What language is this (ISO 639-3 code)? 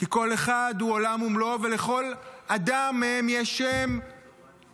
heb